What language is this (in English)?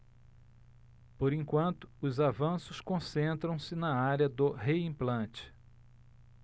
Portuguese